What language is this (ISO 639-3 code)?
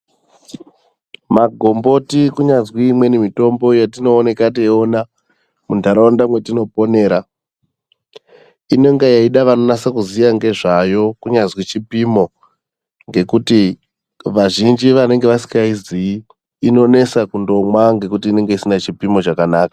ndc